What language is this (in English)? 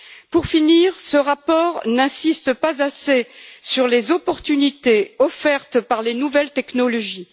French